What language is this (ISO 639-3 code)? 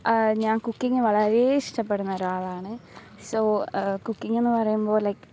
mal